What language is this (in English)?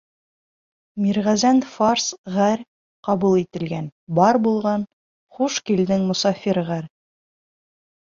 Bashkir